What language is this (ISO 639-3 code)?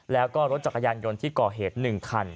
tha